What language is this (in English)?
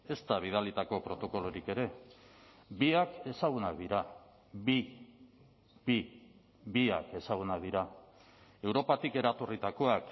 Basque